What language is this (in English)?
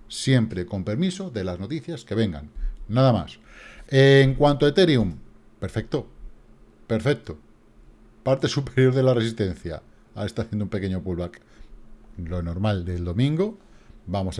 Spanish